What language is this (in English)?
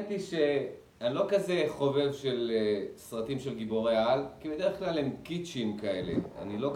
Hebrew